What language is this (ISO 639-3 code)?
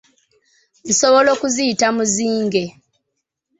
lug